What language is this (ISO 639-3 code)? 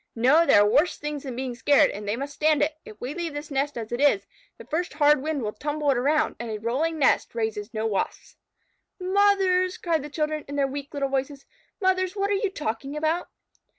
eng